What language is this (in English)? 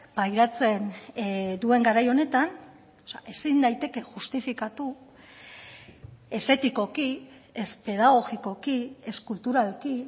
Basque